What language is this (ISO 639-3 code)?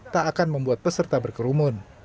ind